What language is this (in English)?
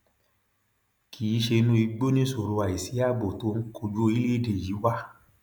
Yoruba